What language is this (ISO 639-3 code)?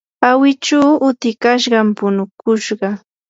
qur